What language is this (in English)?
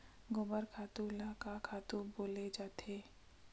Chhattisgarhi